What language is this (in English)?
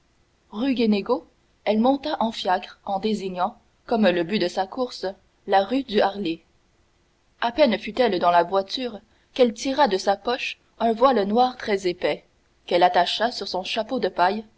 French